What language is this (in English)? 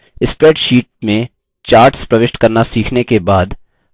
Hindi